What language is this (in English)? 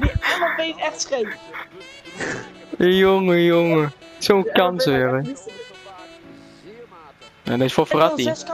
Dutch